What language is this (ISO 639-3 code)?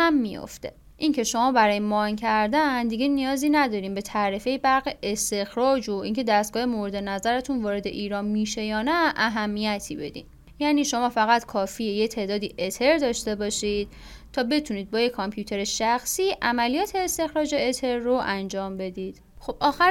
fas